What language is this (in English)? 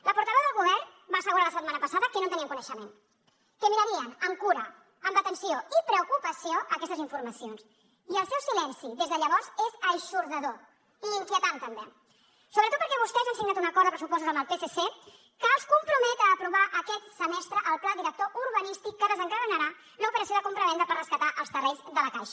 Catalan